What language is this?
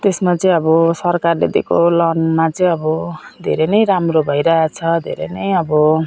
Nepali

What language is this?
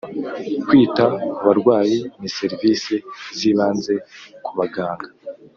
Kinyarwanda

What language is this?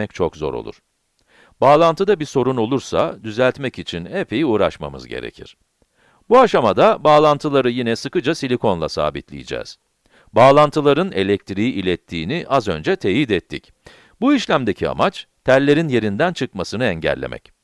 Turkish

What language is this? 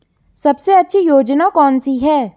Hindi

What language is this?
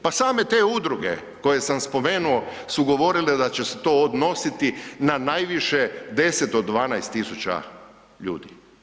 Croatian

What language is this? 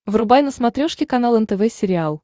Russian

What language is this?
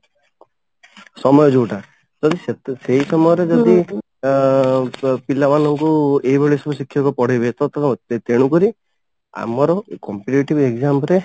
Odia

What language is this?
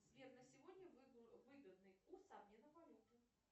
Russian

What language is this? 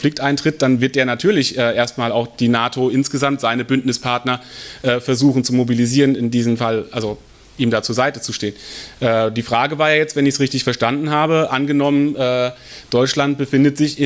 German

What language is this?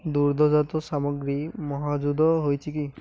Odia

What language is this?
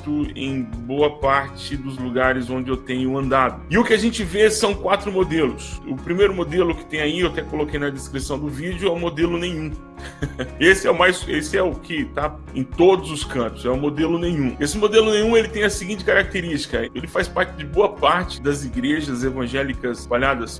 Portuguese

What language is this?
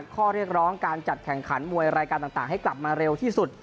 Thai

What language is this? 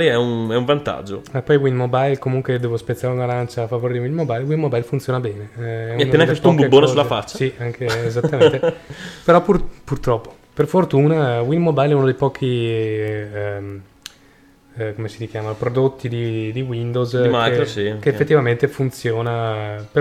Italian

